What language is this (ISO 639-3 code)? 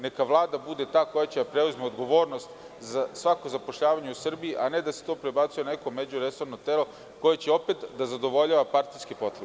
srp